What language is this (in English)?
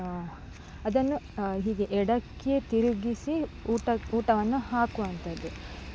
Kannada